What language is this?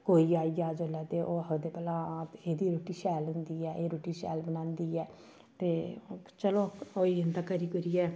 Dogri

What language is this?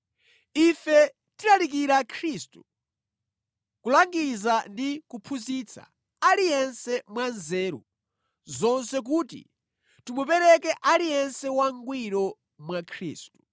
Nyanja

